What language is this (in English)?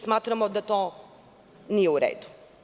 Serbian